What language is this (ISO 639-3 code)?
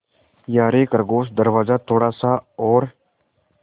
hin